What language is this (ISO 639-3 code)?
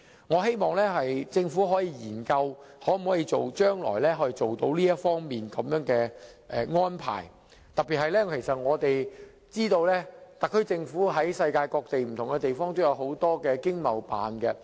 yue